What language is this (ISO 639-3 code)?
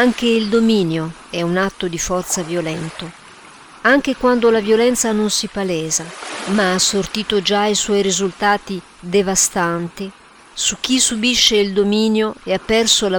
ita